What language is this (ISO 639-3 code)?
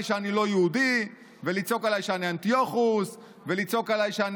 heb